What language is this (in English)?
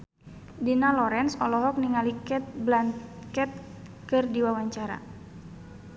Sundanese